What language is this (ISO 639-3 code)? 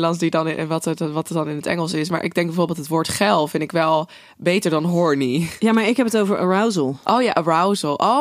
nld